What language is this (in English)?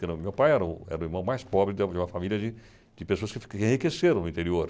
Portuguese